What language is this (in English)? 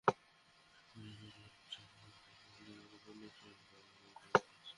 Bangla